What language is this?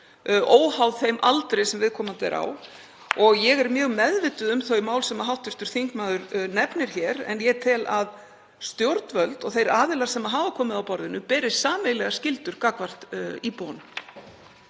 Icelandic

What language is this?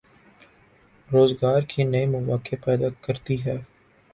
Urdu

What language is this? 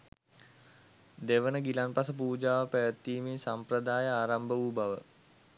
Sinhala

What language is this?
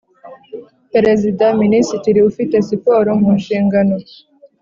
Kinyarwanda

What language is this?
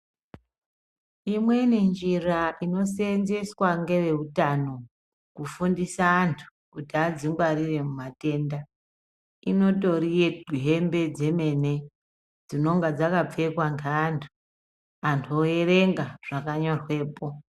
Ndau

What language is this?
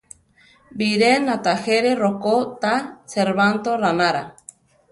Central Tarahumara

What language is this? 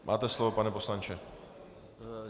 Czech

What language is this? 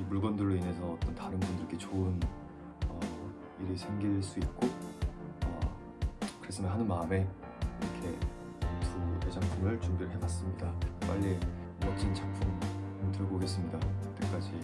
Korean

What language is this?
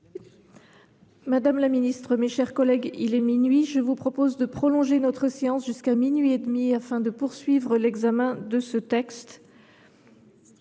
French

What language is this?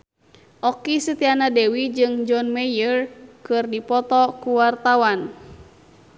Sundanese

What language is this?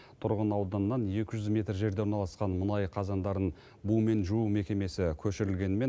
Kazakh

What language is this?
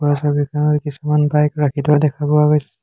Assamese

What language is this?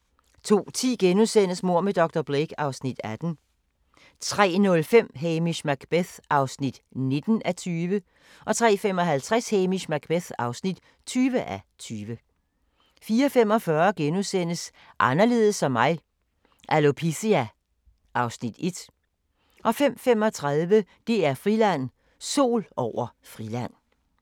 Danish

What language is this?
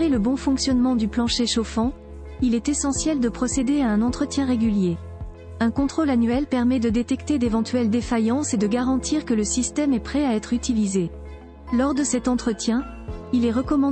French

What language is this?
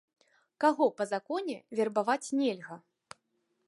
Belarusian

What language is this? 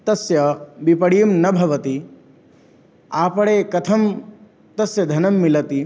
Sanskrit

